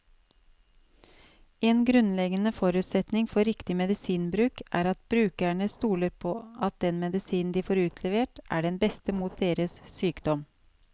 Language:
Norwegian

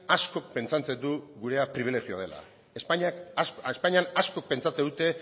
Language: Basque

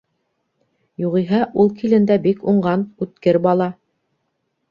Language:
Bashkir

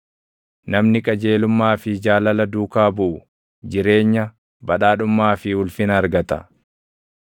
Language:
Oromo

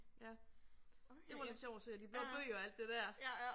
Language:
Danish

